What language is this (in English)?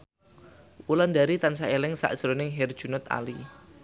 Javanese